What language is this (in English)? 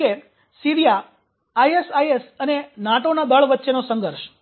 Gujarati